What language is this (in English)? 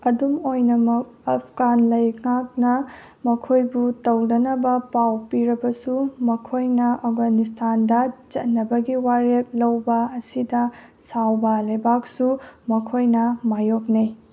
Manipuri